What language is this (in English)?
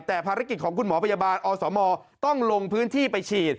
Thai